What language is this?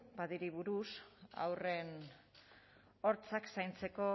Basque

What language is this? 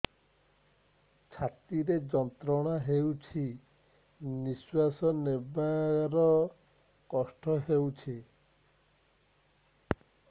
Odia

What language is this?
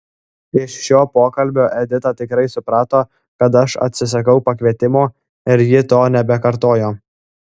Lithuanian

